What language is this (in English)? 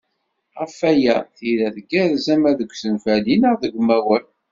Kabyle